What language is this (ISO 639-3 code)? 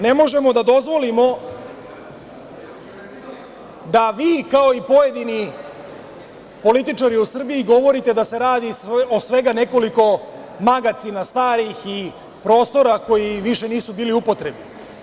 srp